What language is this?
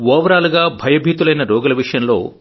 Telugu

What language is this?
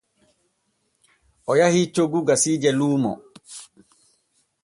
Borgu Fulfulde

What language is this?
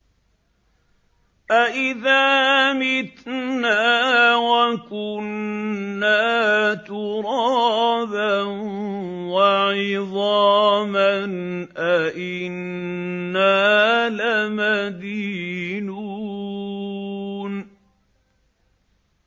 Arabic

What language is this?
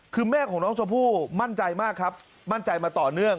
Thai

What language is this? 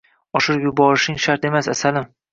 Uzbek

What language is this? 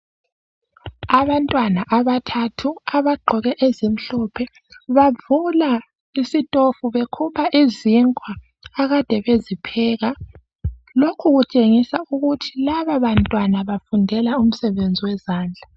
North Ndebele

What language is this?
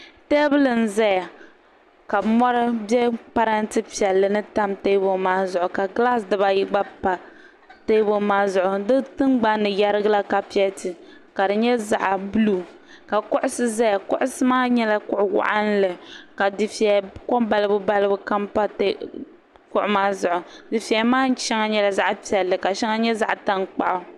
Dagbani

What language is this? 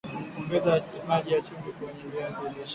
Swahili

